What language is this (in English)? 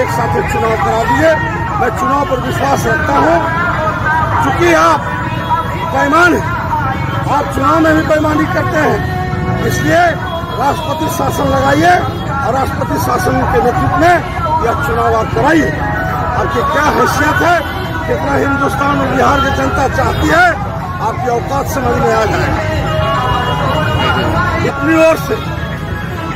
Turkish